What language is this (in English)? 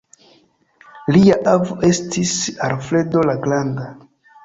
Esperanto